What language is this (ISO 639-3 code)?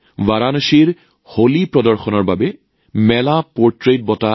asm